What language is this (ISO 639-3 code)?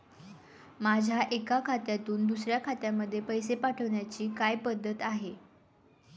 mar